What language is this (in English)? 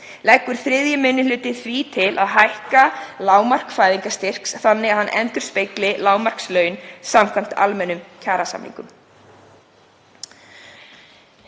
Icelandic